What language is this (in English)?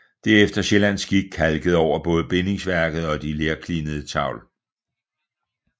Danish